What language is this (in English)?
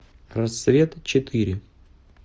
Russian